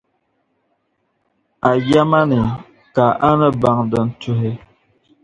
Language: Dagbani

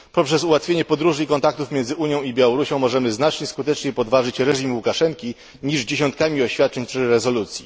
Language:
Polish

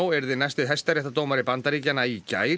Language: Icelandic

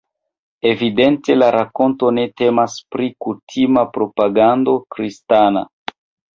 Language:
Esperanto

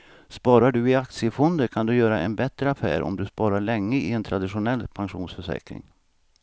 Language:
Swedish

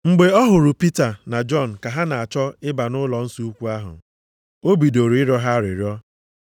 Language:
Igbo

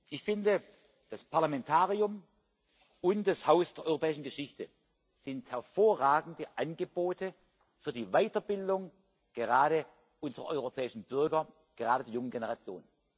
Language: German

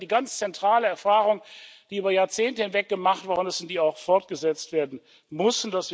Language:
German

